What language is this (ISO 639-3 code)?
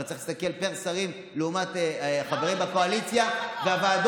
heb